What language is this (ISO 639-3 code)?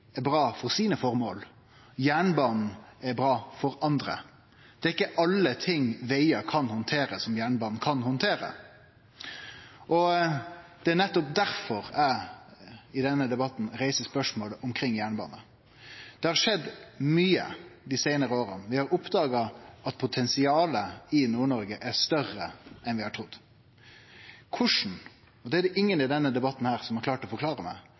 nno